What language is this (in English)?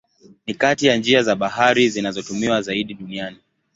Swahili